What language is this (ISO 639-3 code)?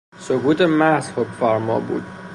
fas